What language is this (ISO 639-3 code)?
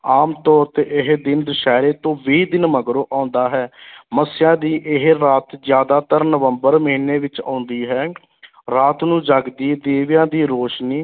pan